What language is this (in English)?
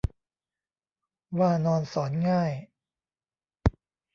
Thai